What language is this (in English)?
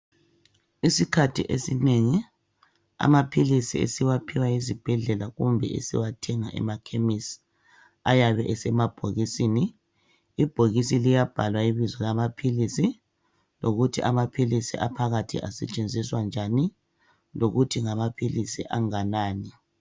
North Ndebele